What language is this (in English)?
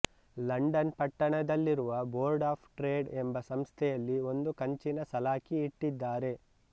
Kannada